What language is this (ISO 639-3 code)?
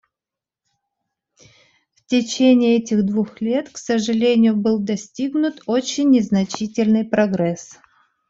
rus